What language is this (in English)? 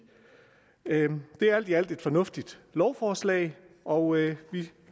Danish